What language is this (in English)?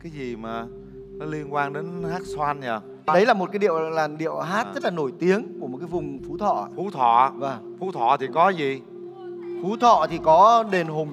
Vietnamese